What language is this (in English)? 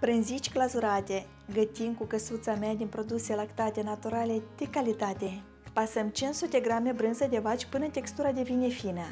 Romanian